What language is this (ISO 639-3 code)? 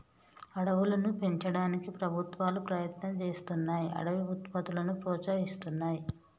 tel